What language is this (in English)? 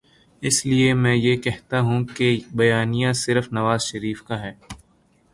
Urdu